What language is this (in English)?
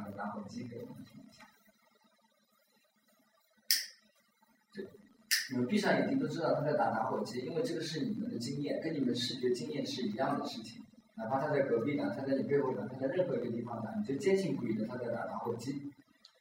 Chinese